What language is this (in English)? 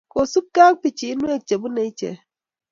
Kalenjin